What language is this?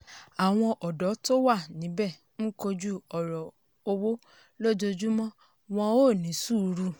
Yoruba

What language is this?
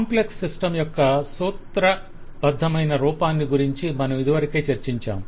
Telugu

